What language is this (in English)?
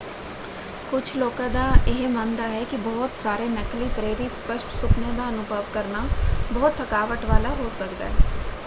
Punjabi